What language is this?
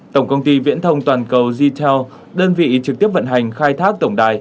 Vietnamese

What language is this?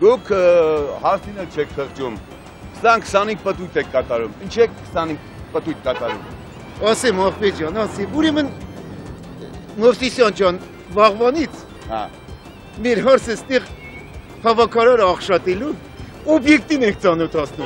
Romanian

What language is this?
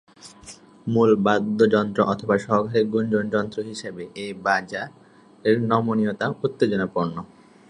Bangla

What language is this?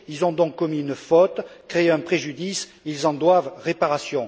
French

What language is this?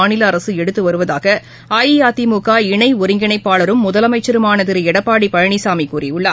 Tamil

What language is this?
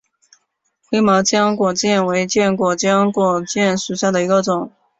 Chinese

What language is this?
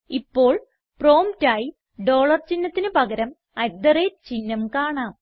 Malayalam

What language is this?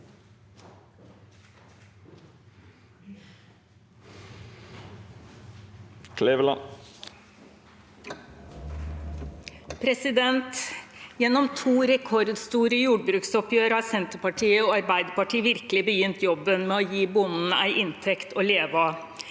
Norwegian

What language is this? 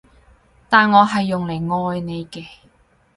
Cantonese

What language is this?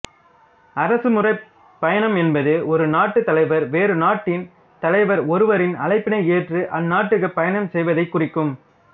Tamil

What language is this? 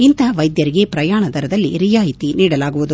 Kannada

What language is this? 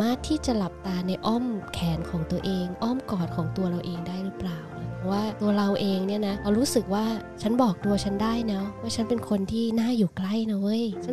Thai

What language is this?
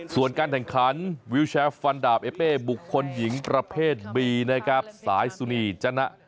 Thai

